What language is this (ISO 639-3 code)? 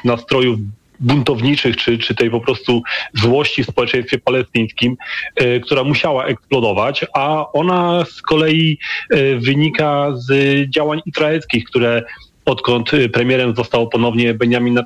pol